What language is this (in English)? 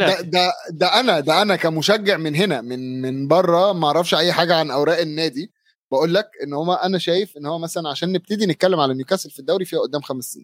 Arabic